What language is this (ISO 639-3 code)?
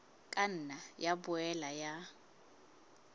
sot